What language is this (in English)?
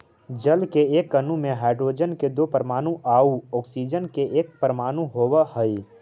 Magahi